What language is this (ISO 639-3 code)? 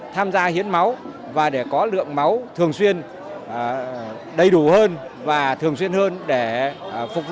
vie